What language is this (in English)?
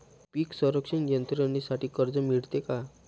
Marathi